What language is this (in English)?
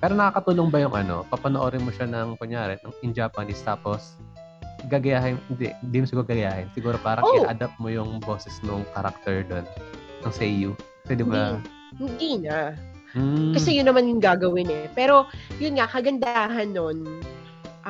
Filipino